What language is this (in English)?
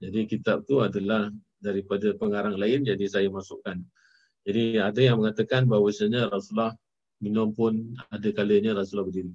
Malay